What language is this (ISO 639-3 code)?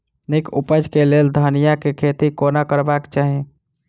mai